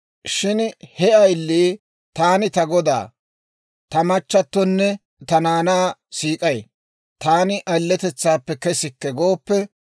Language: Dawro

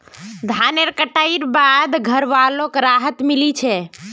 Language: Magahi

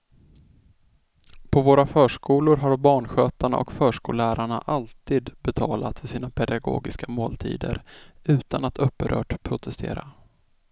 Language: Swedish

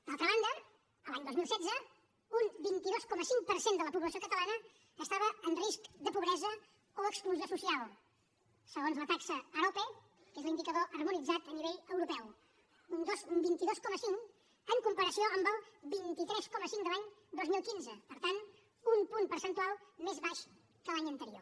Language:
Catalan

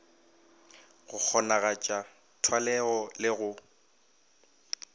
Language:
Northern Sotho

